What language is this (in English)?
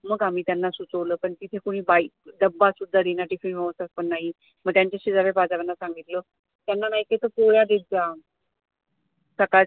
Marathi